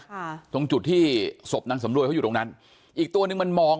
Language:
Thai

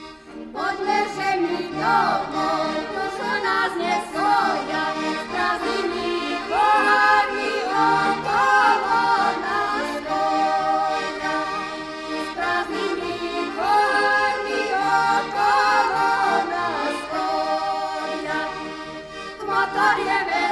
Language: Slovak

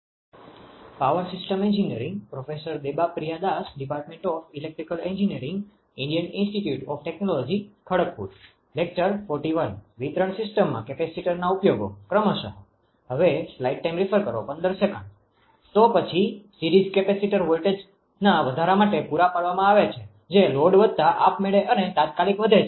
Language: Gujarati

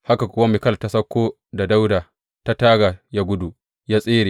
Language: Hausa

